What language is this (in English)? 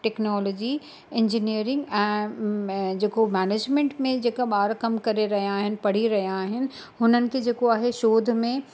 Sindhi